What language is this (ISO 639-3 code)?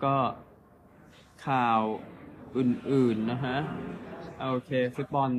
tha